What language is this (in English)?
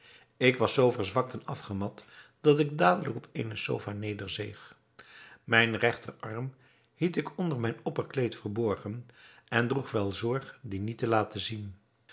Dutch